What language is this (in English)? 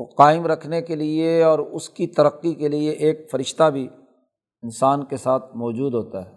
Urdu